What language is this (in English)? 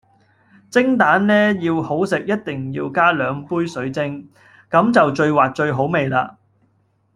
Cantonese